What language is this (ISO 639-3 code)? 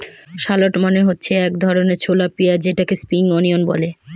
ben